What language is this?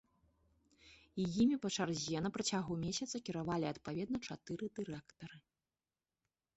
Belarusian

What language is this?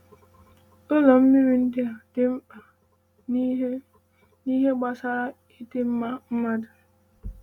Igbo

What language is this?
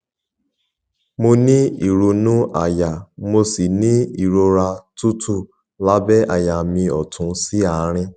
Yoruba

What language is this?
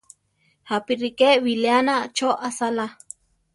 Central Tarahumara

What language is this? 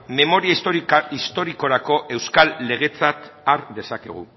Basque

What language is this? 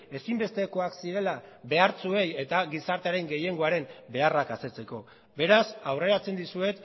Basque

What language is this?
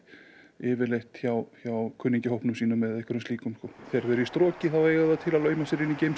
Icelandic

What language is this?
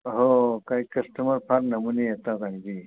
Marathi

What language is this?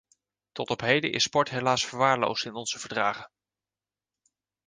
Dutch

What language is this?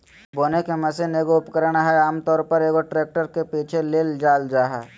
Magahi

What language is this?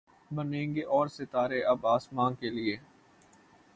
Urdu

